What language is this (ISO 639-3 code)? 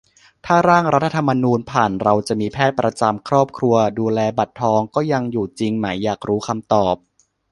tha